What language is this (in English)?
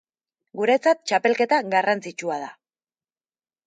Basque